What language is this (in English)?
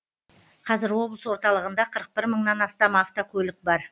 Kazakh